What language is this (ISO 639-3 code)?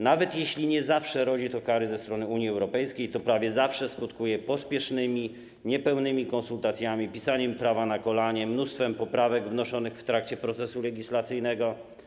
pol